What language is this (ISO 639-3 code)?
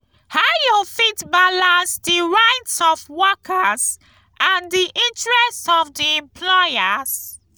pcm